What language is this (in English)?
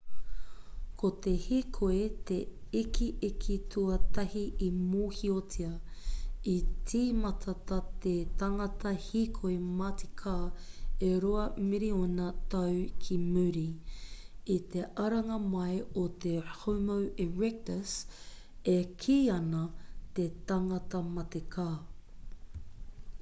Māori